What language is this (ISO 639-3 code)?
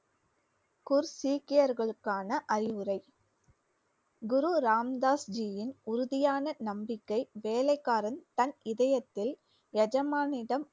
tam